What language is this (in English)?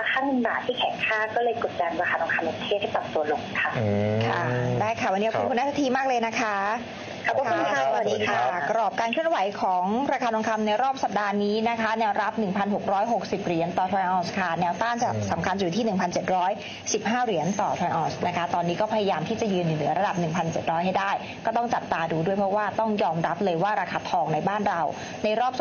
Thai